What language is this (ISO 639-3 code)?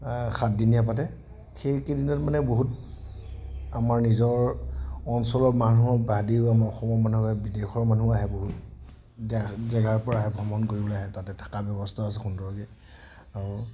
asm